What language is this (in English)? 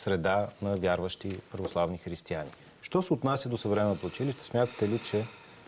Bulgarian